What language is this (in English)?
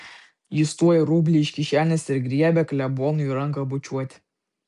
Lithuanian